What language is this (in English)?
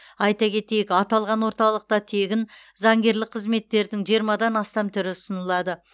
Kazakh